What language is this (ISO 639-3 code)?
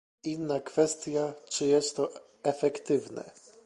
pol